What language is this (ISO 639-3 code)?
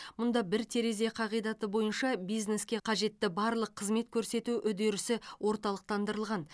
kaz